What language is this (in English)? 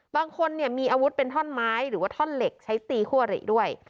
Thai